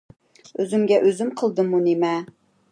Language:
Uyghur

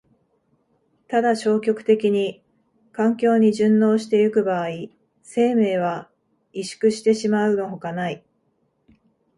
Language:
Japanese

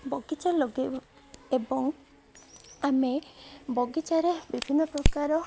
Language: Odia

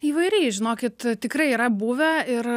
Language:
Lithuanian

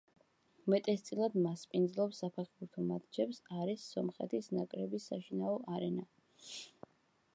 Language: Georgian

